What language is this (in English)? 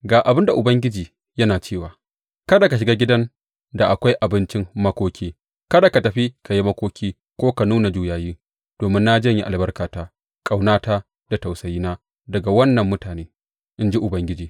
Hausa